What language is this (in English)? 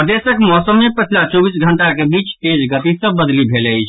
Maithili